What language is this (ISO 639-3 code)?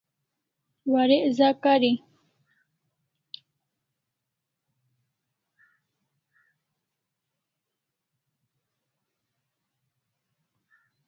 kls